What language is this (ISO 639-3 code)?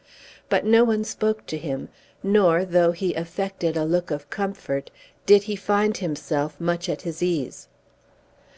eng